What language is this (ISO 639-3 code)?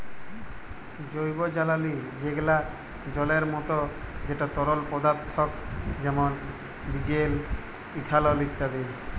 ben